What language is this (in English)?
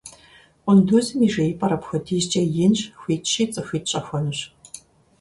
Kabardian